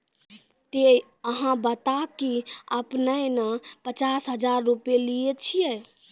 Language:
Maithili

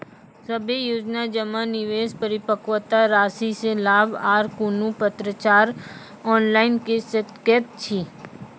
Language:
Maithili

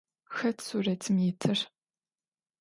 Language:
Adyghe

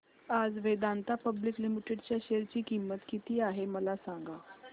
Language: Marathi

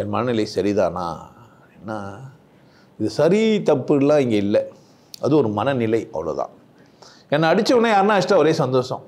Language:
Tamil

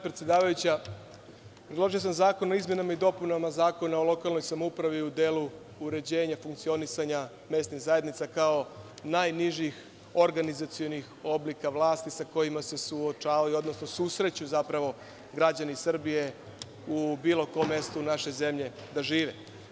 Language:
Serbian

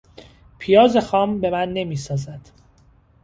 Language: Persian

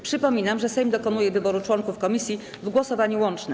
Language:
Polish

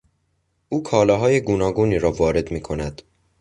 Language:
Persian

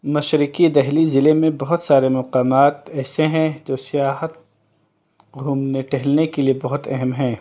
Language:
Urdu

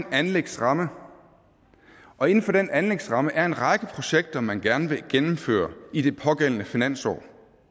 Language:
Danish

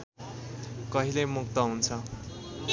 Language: Nepali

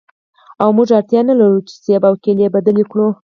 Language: Pashto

